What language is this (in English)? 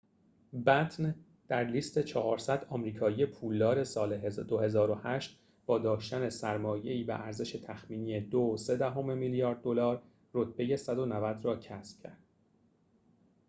Persian